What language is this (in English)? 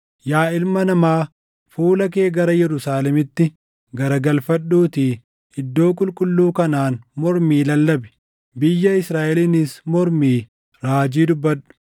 Oromo